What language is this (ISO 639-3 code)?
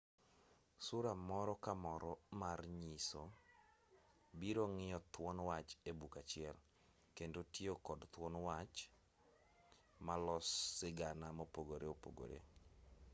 luo